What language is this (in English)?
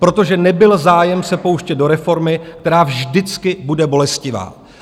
Czech